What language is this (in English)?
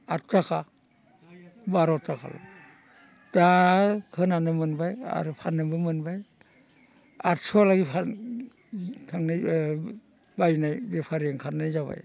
Bodo